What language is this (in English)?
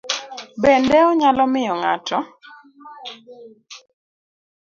Luo (Kenya and Tanzania)